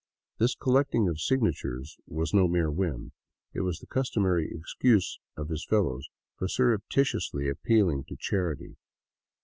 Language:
English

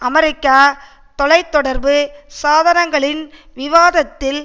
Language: Tamil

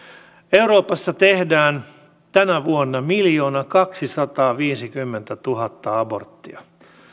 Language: Finnish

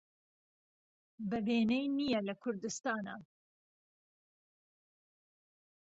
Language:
Central Kurdish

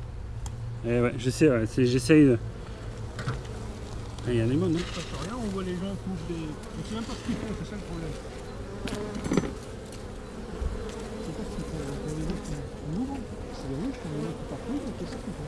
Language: French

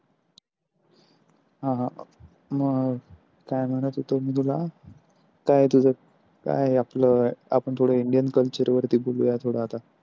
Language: Marathi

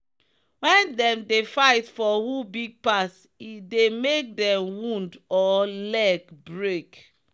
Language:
Nigerian Pidgin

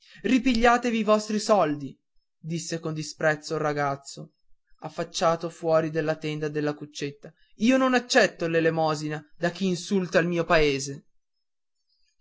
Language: Italian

